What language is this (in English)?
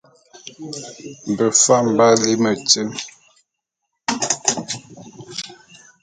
Bulu